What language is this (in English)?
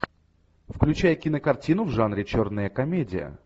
Russian